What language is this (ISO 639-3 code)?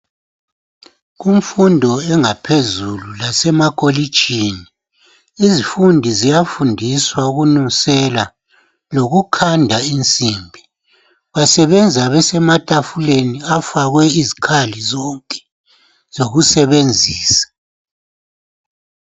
nde